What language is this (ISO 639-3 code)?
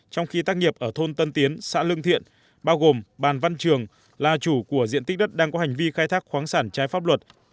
vie